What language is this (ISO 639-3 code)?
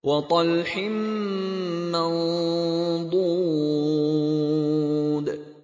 ara